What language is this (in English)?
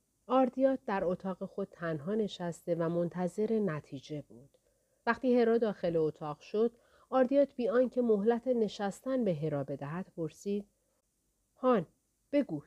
Persian